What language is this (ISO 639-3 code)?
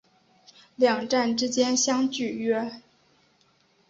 zho